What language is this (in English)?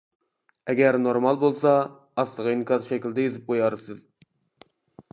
Uyghur